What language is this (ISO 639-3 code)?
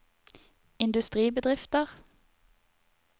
nor